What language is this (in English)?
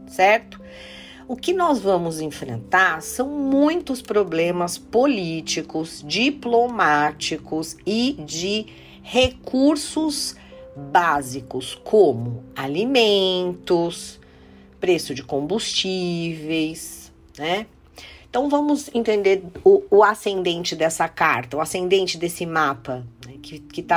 Portuguese